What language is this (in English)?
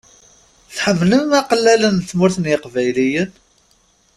Kabyle